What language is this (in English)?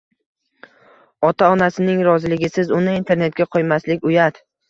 Uzbek